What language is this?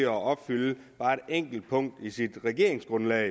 Danish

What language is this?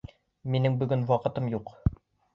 Bashkir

